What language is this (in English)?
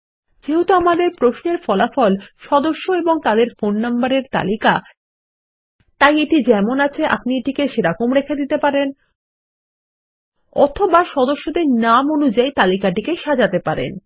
Bangla